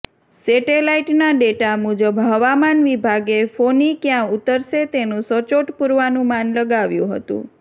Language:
Gujarati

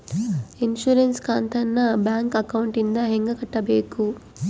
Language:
Kannada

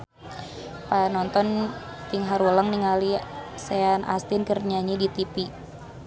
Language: Sundanese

